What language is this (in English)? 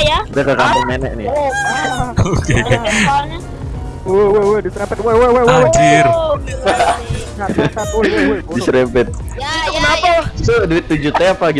Indonesian